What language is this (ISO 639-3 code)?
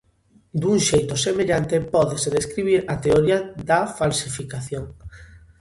glg